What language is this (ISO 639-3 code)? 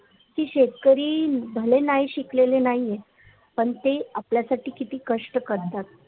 mar